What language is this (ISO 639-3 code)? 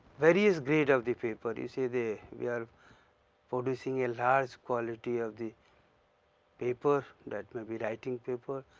eng